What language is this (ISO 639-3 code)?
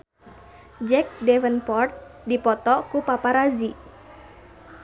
sun